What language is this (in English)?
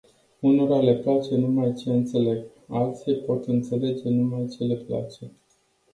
Romanian